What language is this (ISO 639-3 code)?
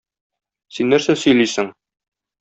tat